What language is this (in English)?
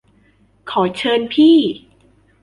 Thai